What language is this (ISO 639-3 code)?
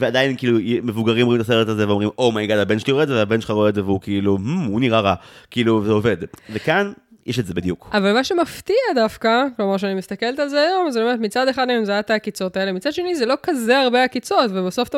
heb